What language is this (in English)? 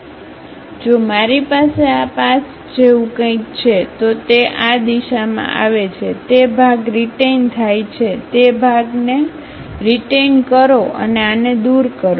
Gujarati